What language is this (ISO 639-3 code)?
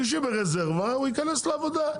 heb